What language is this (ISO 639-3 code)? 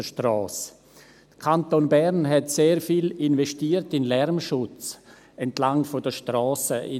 gsw